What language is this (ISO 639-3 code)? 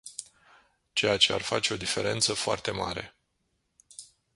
ron